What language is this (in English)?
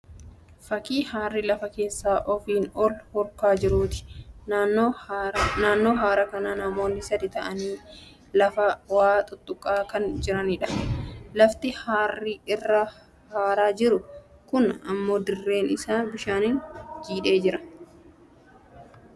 Oromo